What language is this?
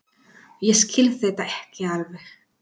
Icelandic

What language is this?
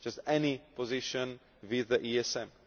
English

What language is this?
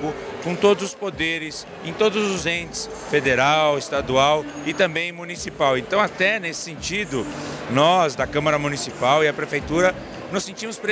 Portuguese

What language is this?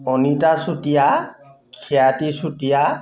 Assamese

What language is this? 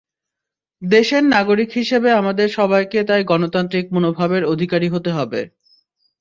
Bangla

